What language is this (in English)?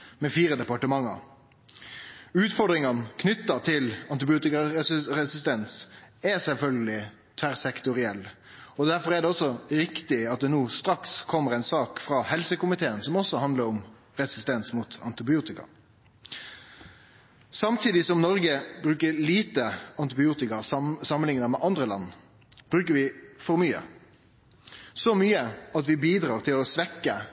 Norwegian Nynorsk